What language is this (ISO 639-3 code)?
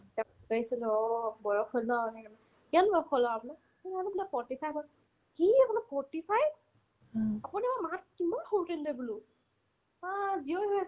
asm